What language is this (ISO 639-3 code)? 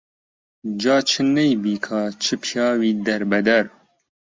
ckb